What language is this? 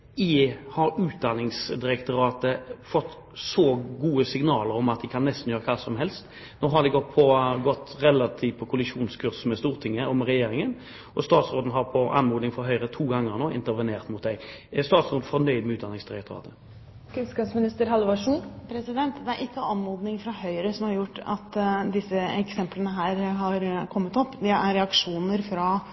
Norwegian Bokmål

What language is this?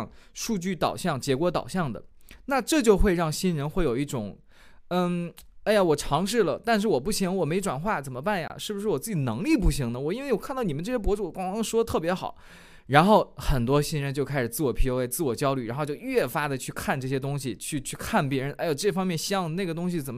Chinese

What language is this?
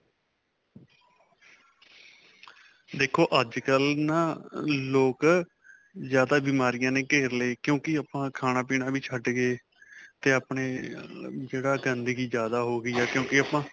Punjabi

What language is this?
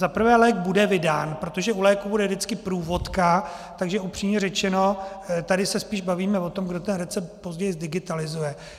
Czech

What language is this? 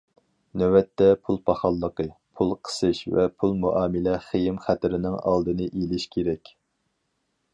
Uyghur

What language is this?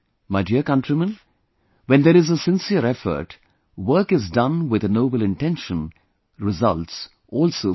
English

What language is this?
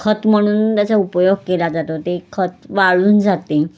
Marathi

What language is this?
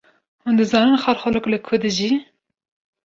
Kurdish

